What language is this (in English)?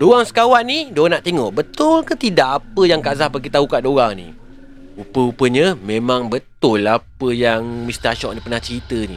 Malay